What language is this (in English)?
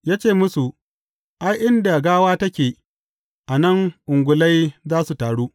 Hausa